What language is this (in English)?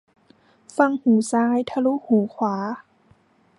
Thai